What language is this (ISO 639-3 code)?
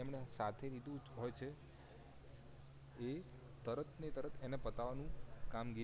guj